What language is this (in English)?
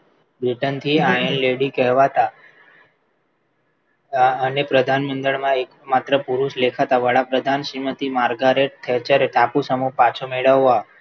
Gujarati